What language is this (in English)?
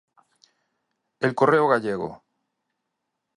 Galician